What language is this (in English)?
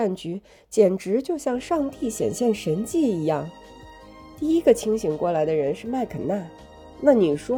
Chinese